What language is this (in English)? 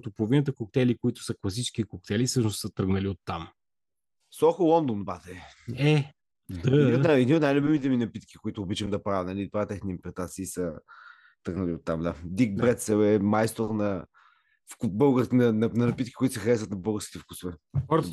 Bulgarian